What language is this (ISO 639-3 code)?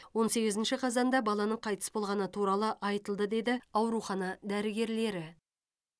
kaz